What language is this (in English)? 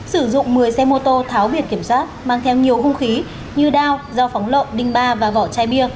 Vietnamese